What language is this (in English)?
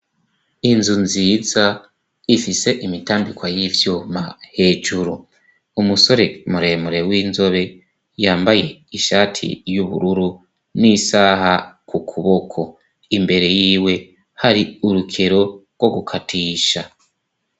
Rundi